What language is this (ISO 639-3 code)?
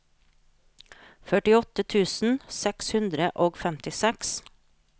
nor